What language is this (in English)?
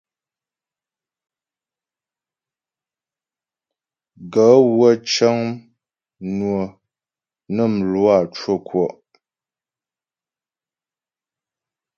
Ghomala